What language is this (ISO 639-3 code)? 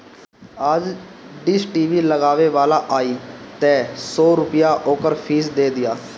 bho